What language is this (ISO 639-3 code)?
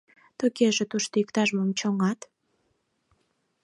chm